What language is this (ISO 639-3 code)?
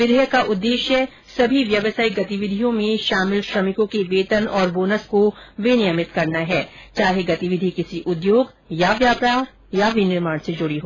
hin